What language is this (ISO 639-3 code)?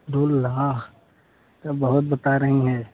hin